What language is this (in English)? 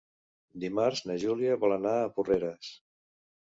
Catalan